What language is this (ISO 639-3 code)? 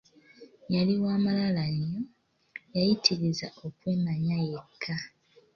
lug